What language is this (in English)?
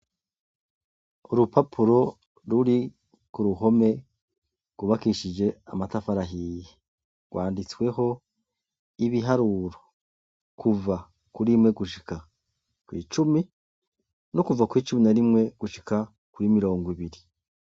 Rundi